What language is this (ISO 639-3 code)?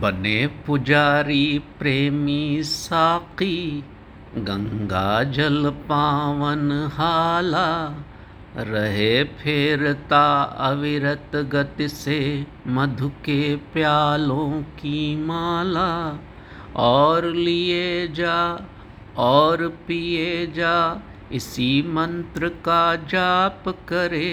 hin